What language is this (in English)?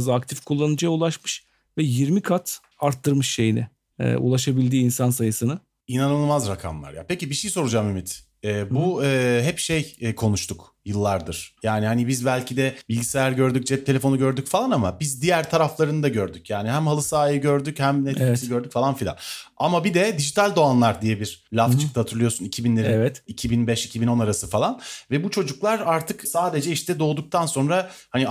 Turkish